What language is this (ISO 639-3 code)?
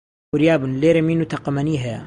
ckb